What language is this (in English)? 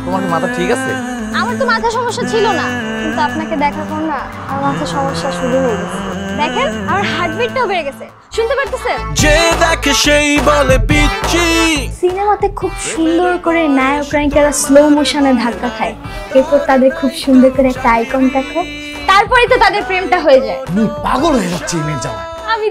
Bangla